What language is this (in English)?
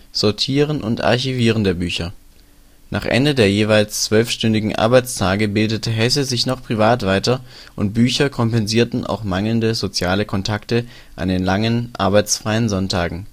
German